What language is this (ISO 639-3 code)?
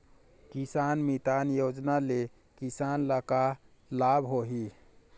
hne